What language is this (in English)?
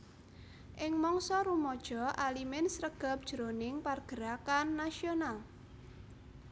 Javanese